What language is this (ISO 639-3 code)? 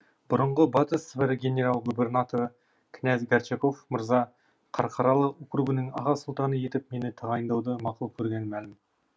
kaz